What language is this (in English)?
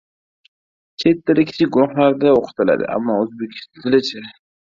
Uzbek